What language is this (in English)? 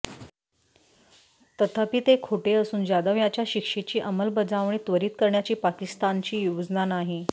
Marathi